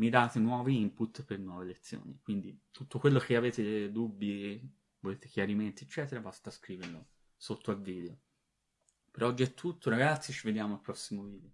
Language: Italian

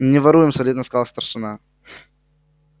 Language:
Russian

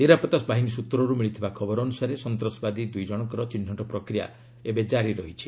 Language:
Odia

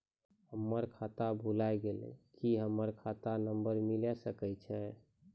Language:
Maithili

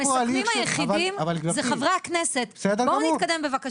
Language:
Hebrew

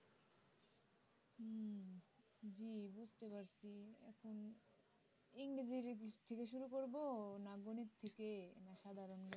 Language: Bangla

